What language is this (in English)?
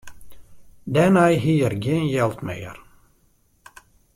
Western Frisian